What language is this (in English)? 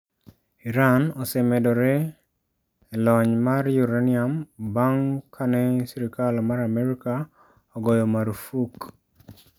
Luo (Kenya and Tanzania)